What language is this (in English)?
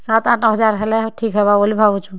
Odia